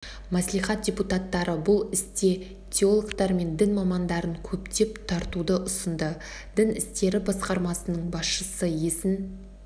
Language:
Kazakh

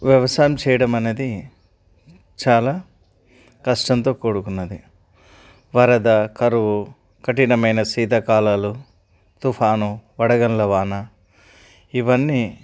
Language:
Telugu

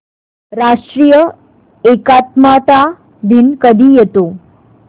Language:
Marathi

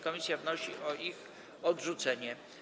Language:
Polish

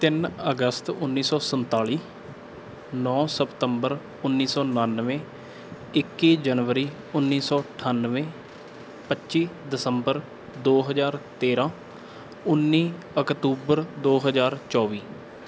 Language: Punjabi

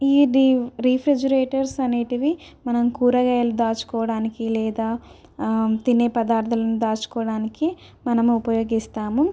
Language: Telugu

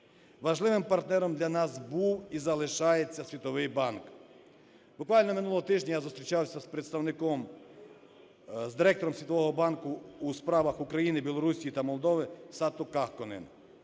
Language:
Ukrainian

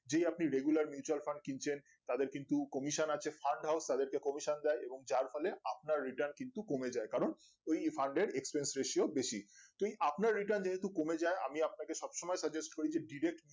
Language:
Bangla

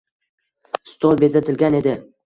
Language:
Uzbek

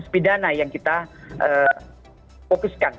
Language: Indonesian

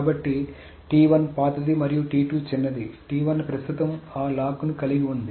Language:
Telugu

